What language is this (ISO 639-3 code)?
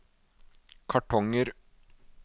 nor